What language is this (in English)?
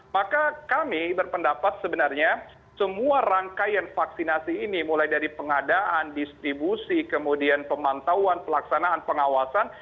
Indonesian